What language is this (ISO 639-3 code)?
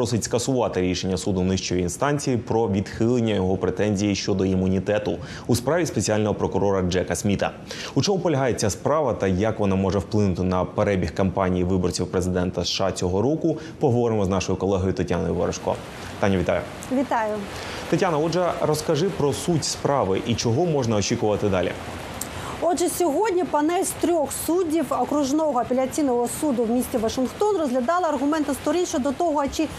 ukr